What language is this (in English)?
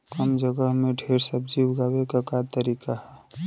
Bhojpuri